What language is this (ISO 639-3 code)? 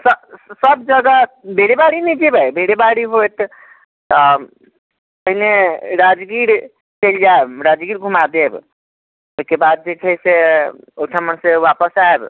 mai